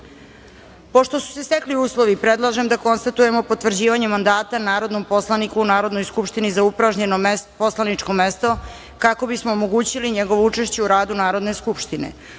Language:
Serbian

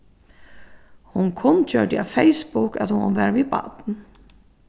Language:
Faroese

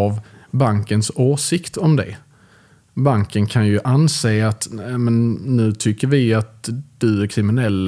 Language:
Swedish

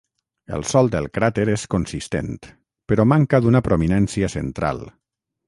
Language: Catalan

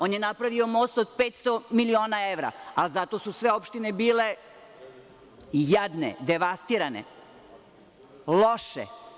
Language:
Serbian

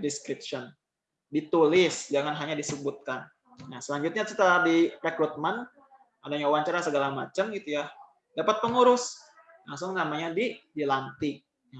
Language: Indonesian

